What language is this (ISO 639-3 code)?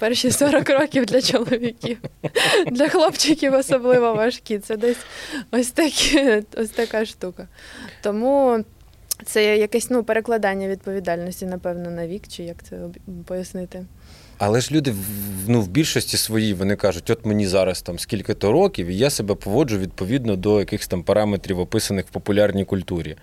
ukr